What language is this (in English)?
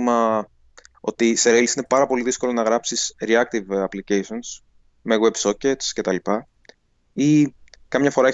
Greek